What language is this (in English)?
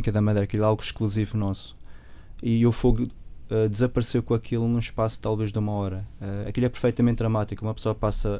Portuguese